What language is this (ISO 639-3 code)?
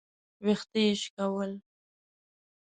pus